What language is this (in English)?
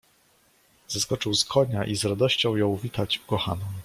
Polish